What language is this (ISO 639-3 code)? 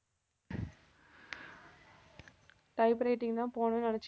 tam